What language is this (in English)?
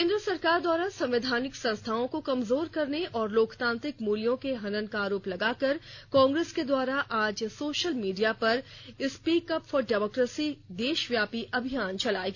Hindi